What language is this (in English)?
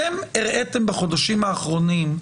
Hebrew